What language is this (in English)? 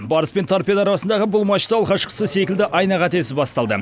Kazakh